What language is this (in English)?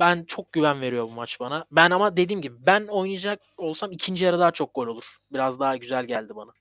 Turkish